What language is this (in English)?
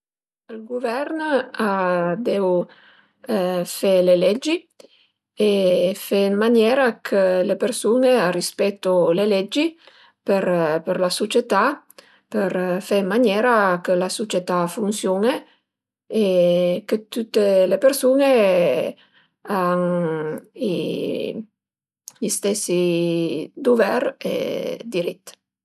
Piedmontese